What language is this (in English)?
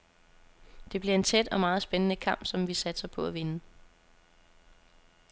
Danish